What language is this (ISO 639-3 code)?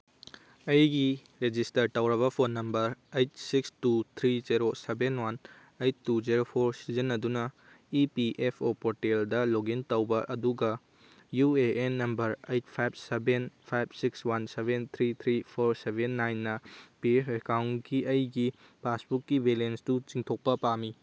mni